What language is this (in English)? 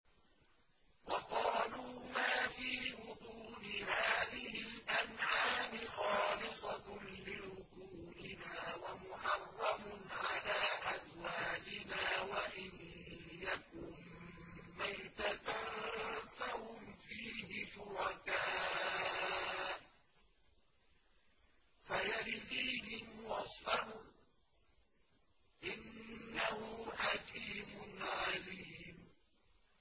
Arabic